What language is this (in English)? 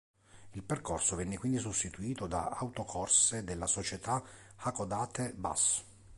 Italian